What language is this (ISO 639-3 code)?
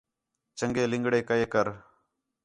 xhe